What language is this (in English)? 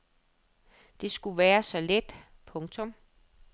Danish